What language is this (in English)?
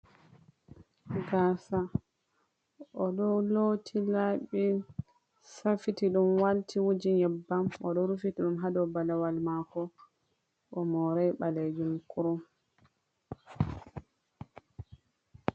Fula